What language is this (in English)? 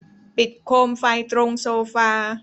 Thai